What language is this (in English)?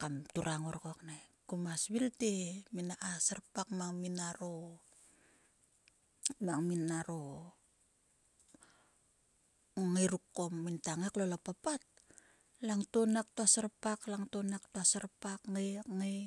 Sulka